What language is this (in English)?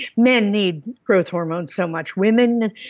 English